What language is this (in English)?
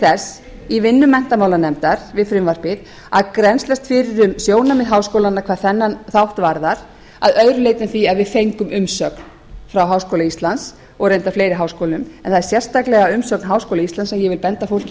Icelandic